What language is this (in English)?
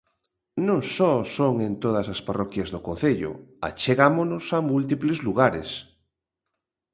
Galician